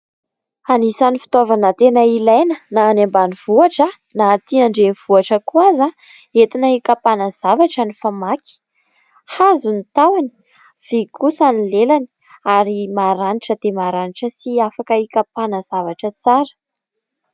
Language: Malagasy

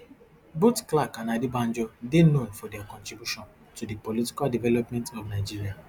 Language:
Nigerian Pidgin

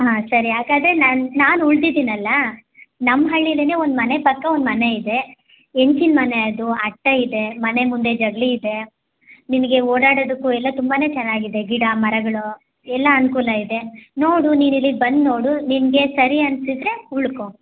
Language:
Kannada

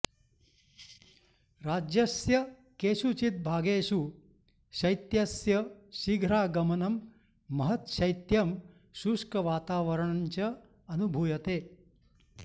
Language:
Sanskrit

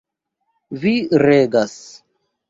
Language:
Esperanto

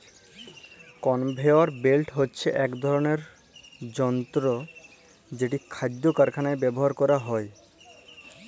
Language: Bangla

